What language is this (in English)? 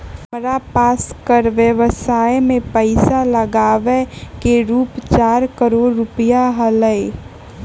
Magahi